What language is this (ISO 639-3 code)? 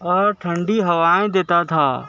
urd